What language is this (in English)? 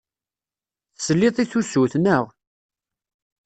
Kabyle